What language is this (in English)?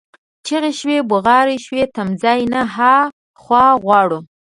Pashto